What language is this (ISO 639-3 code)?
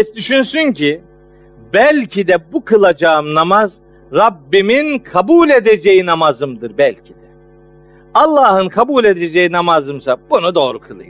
tur